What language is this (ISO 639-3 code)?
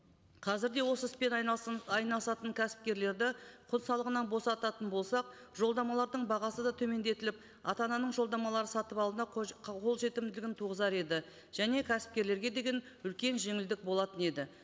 kaz